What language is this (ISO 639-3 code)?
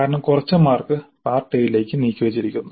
mal